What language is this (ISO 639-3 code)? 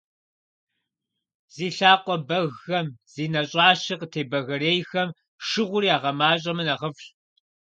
kbd